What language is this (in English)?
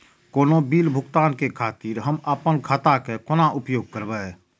Maithili